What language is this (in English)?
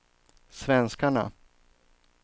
Swedish